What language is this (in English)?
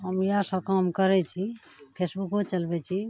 Maithili